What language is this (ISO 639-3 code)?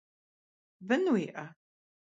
kbd